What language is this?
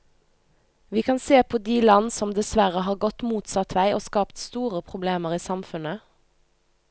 Norwegian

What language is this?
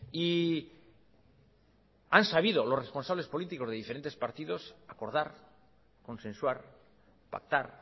Spanish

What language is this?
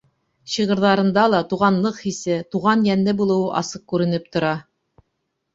Bashkir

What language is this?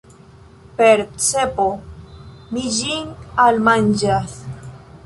Esperanto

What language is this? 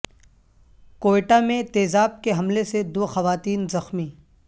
Urdu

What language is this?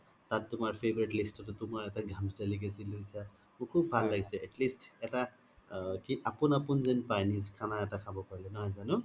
Assamese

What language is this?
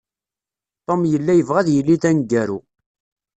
Kabyle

